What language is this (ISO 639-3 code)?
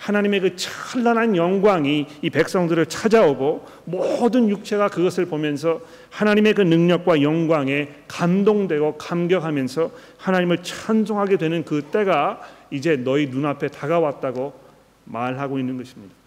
kor